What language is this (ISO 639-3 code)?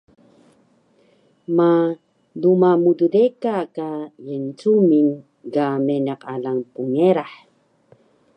trv